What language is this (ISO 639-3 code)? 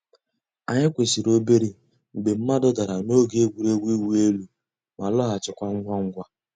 ibo